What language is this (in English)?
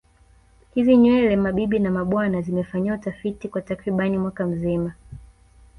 Swahili